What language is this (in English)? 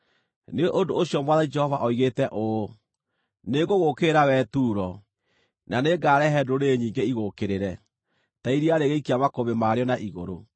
Kikuyu